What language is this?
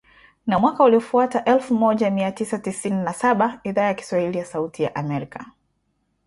Swahili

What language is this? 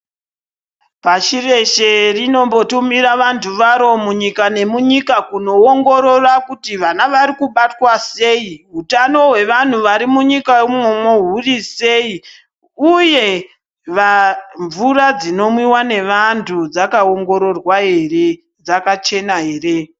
Ndau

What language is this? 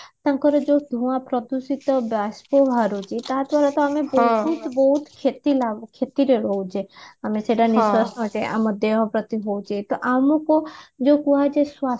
Odia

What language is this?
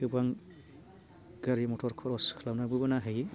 Bodo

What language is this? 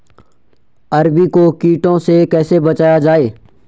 Hindi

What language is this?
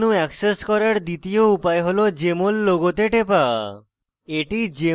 Bangla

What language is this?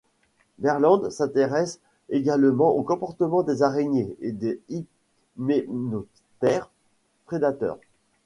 French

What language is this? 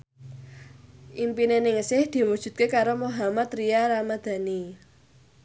Javanese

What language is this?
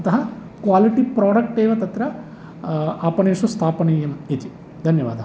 Sanskrit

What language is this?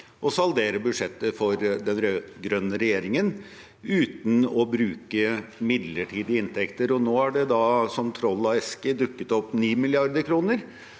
Norwegian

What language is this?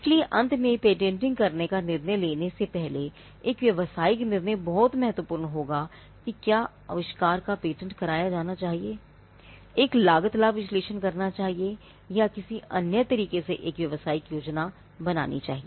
Hindi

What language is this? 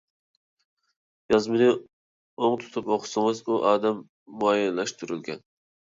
Uyghur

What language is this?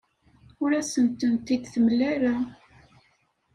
Kabyle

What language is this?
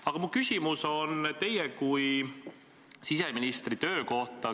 Estonian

